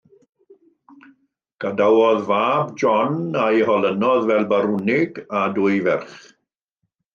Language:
Welsh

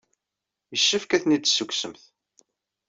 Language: Kabyle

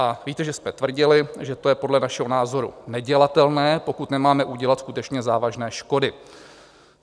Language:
Czech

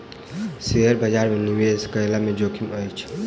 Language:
Maithili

